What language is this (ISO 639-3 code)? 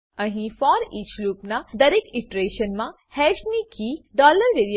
guj